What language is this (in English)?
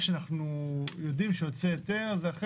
Hebrew